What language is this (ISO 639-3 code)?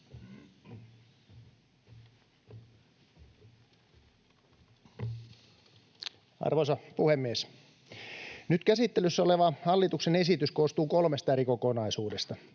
fin